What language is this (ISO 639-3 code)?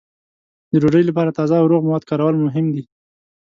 pus